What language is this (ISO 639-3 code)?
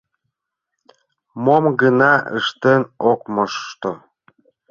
chm